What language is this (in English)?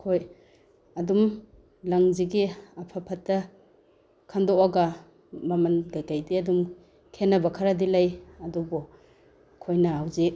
Manipuri